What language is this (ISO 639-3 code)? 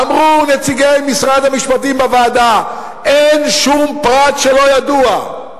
heb